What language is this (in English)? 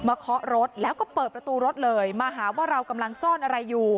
Thai